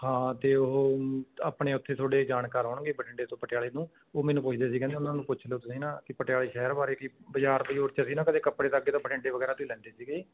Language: Punjabi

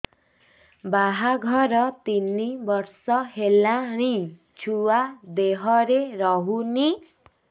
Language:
Odia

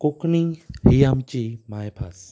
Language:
Konkani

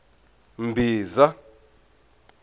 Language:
Tsonga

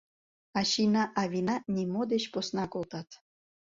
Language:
Mari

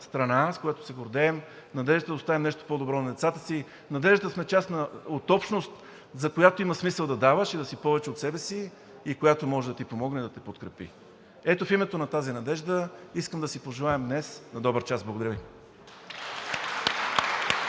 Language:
Bulgarian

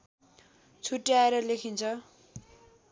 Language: Nepali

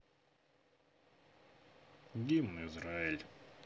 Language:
Russian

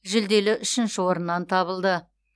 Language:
Kazakh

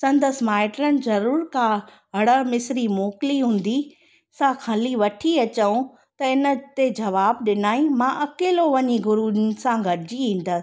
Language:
Sindhi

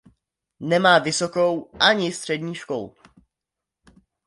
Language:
Czech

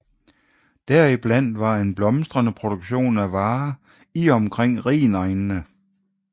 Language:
Danish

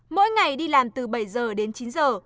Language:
Vietnamese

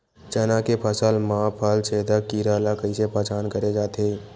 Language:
Chhattisgarhi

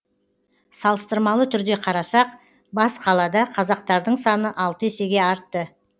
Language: Kazakh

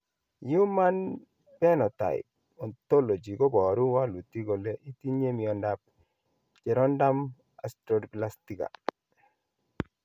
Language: Kalenjin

